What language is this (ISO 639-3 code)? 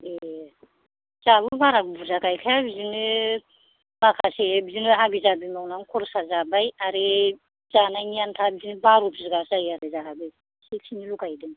brx